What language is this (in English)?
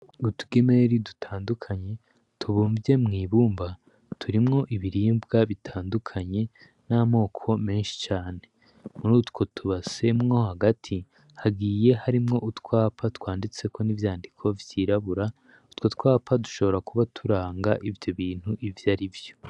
Rundi